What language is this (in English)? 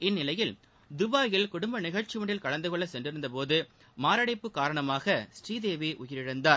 Tamil